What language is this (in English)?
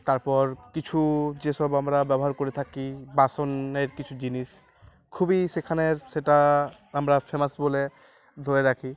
Bangla